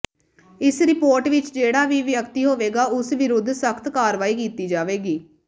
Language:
Punjabi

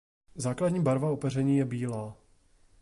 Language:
Czech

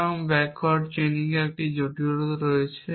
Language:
Bangla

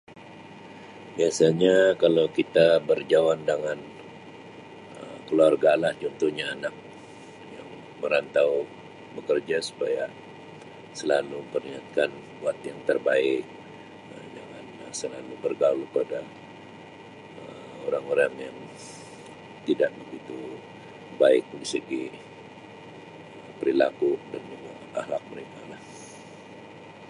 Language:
Sabah Malay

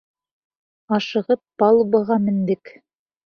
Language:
Bashkir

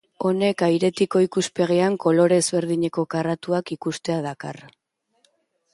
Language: Basque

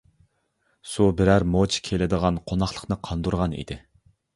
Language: Uyghur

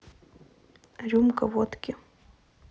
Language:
Russian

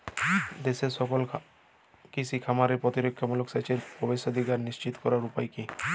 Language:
Bangla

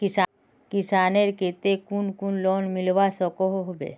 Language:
Magahi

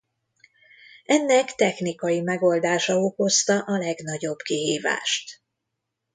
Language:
Hungarian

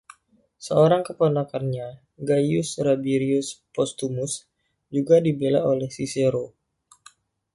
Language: Indonesian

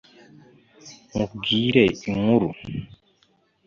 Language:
Kinyarwanda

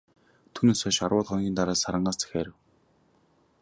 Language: Mongolian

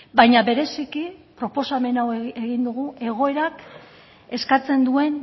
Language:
Basque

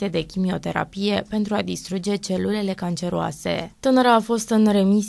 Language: Romanian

